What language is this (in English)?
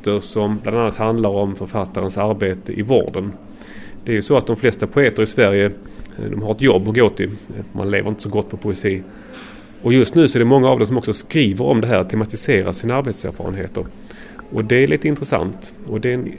Swedish